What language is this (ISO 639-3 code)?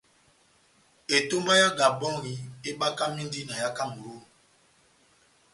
bnm